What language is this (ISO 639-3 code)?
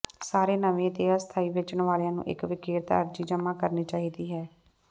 pan